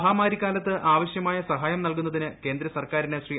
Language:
Malayalam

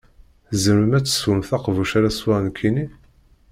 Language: Kabyle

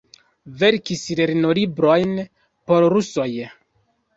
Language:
Esperanto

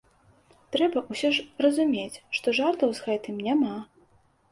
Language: Belarusian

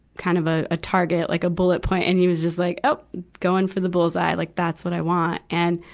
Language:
English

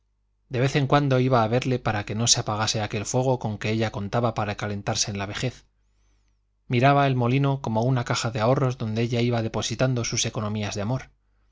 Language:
Spanish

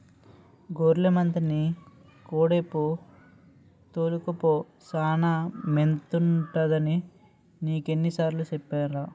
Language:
Telugu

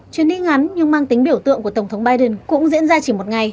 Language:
Vietnamese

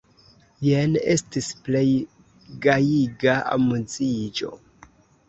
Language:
Esperanto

